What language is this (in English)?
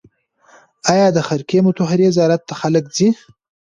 Pashto